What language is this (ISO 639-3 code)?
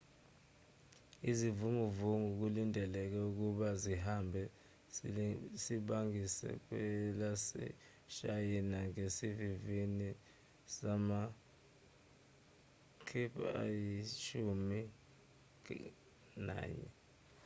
zul